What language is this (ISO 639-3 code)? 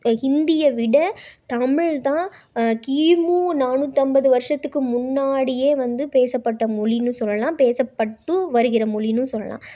tam